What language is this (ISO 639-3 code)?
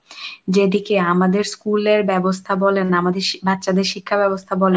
ben